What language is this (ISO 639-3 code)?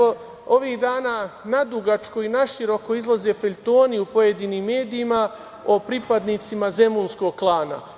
srp